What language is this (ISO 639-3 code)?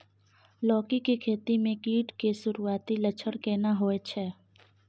mai